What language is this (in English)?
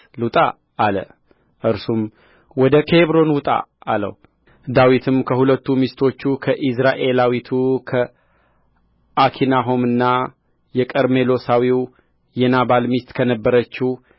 Amharic